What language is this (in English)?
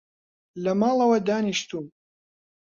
Central Kurdish